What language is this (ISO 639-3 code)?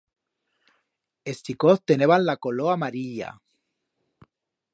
arg